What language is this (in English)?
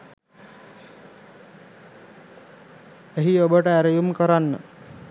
Sinhala